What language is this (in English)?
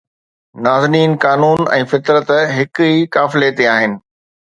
Sindhi